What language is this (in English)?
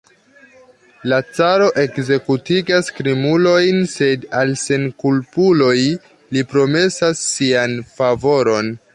Esperanto